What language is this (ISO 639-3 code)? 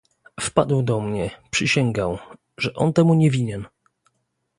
pol